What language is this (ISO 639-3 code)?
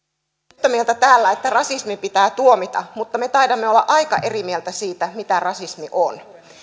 fin